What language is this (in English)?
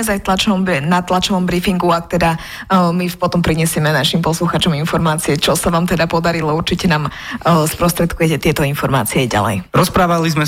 Slovak